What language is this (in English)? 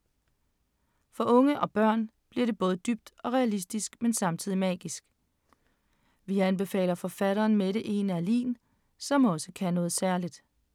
Danish